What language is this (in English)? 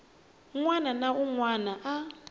Tsonga